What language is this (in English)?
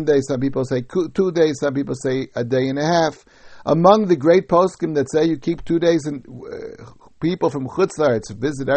English